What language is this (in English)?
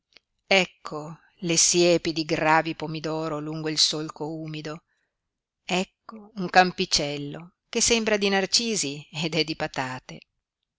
Italian